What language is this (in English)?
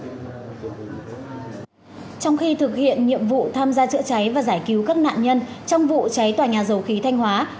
Vietnamese